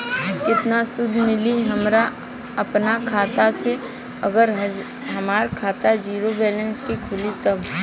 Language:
Bhojpuri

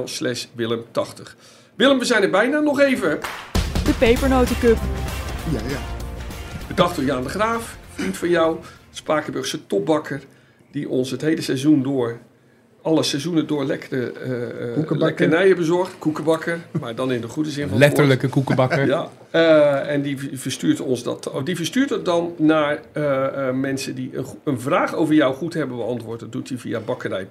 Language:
Dutch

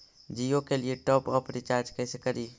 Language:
Magahi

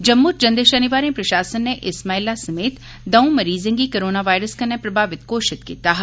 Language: Dogri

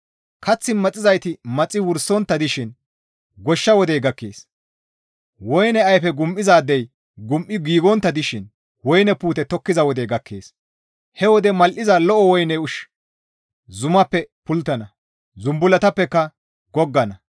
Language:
Gamo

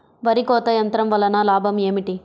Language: Telugu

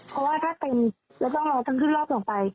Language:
Thai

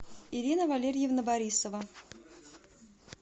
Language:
Russian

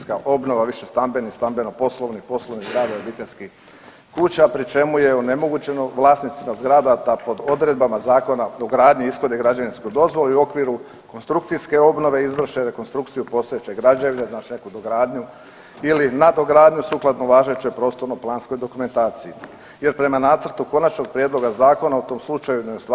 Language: Croatian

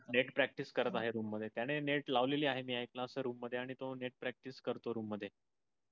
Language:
Marathi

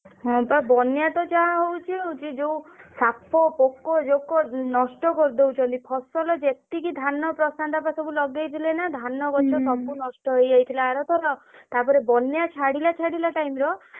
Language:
Odia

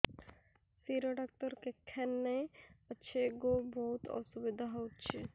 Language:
Odia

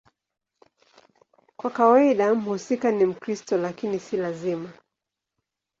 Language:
Swahili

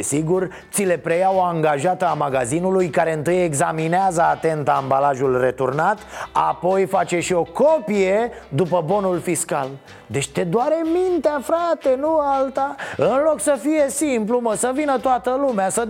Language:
Romanian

